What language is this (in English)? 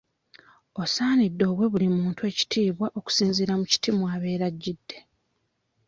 Ganda